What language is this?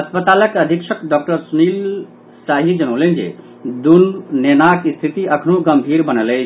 Maithili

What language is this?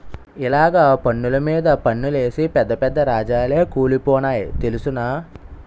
Telugu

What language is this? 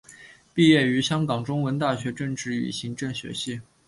Chinese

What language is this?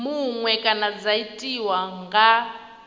Venda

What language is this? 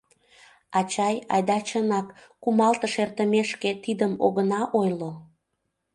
Mari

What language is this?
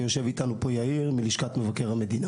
Hebrew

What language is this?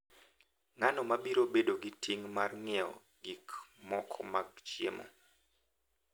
Luo (Kenya and Tanzania)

